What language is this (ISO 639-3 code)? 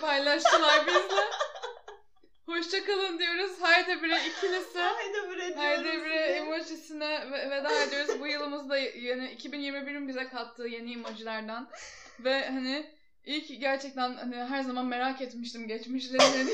tur